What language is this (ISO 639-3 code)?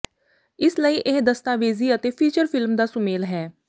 pan